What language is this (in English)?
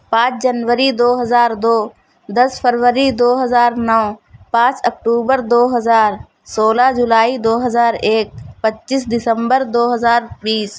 Urdu